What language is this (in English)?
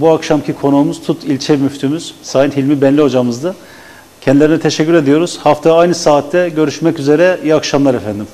Turkish